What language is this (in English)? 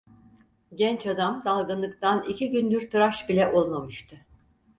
Turkish